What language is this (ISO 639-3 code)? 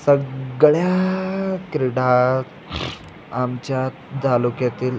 mar